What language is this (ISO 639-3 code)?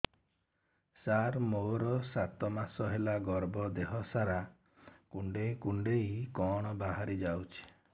ori